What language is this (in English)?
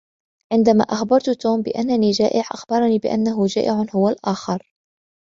Arabic